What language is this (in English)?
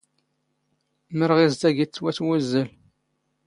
Standard Moroccan Tamazight